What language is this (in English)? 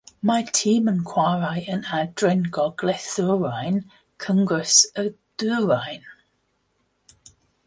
Welsh